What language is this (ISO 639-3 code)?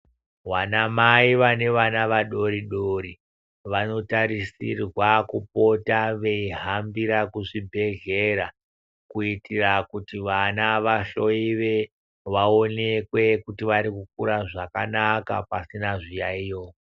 ndc